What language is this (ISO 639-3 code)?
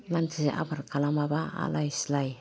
brx